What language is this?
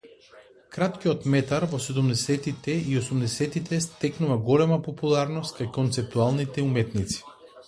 Macedonian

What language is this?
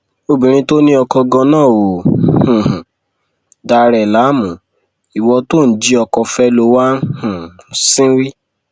Yoruba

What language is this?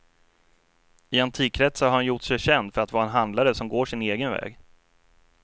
Swedish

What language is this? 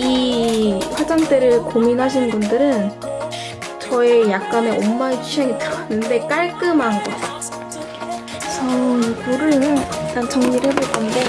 Korean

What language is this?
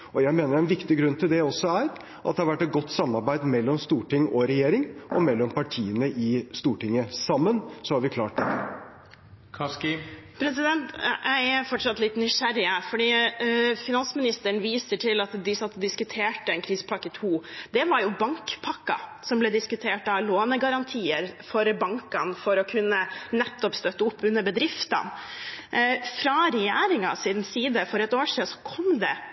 Norwegian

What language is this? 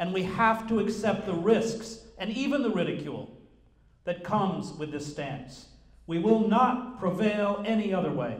English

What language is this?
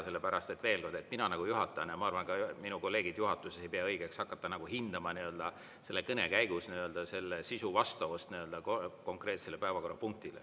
Estonian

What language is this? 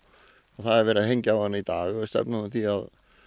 Icelandic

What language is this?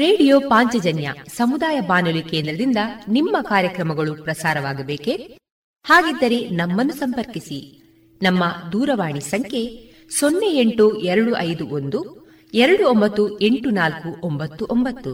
Kannada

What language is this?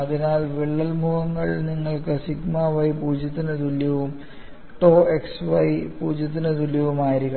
Malayalam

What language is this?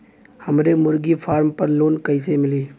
Bhojpuri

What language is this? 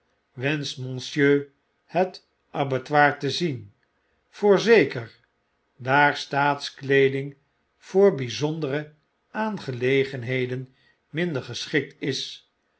Dutch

